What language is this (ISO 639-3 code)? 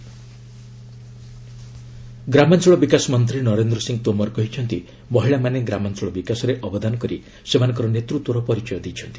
ori